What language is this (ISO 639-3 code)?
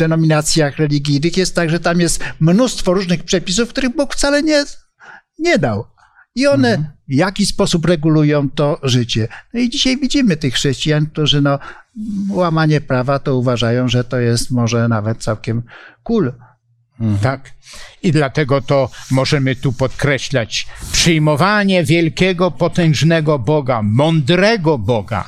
pol